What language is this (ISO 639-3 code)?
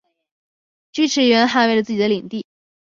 zho